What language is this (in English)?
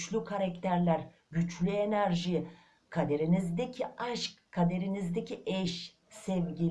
Turkish